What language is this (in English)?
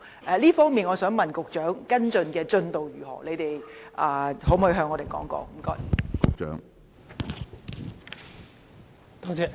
Cantonese